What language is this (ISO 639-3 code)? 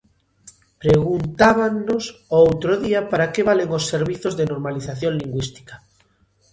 glg